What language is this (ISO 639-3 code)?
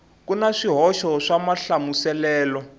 tso